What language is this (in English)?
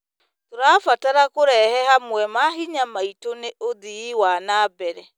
Kikuyu